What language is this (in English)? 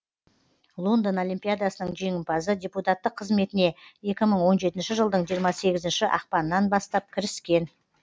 Kazakh